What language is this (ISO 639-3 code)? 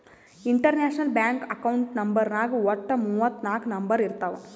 kan